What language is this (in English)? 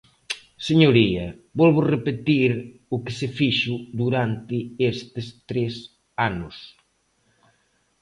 Galician